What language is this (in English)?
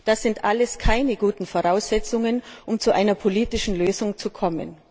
German